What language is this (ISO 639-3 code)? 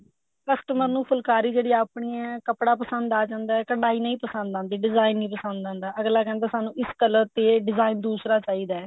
pan